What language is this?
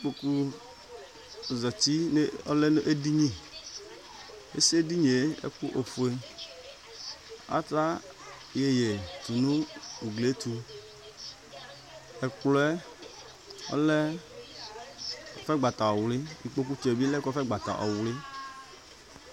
Ikposo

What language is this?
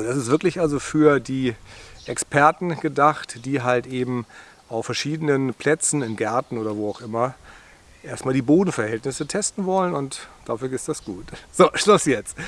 German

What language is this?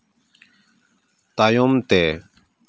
Santali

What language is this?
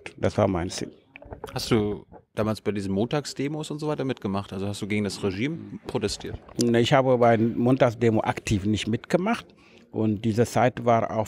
German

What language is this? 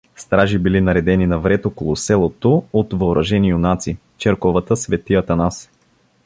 Bulgarian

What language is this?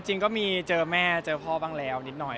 Thai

